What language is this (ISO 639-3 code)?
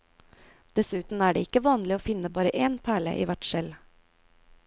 nor